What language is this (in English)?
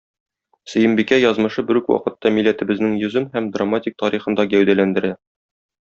Tatar